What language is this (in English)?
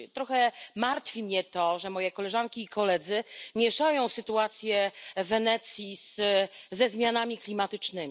Polish